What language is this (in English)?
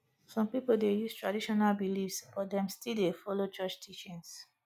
Nigerian Pidgin